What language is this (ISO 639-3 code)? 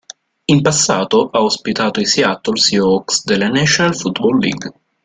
ita